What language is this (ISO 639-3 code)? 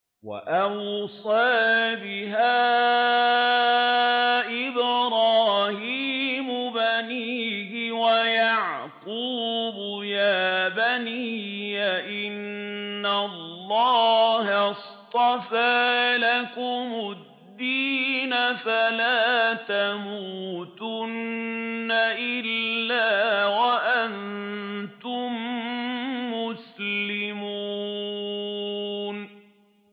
ara